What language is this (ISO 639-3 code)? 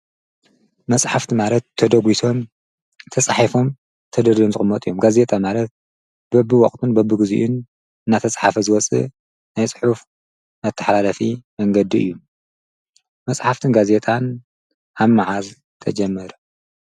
tir